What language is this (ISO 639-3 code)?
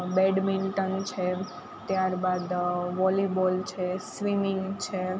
guj